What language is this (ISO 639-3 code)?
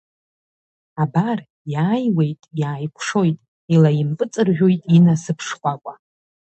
abk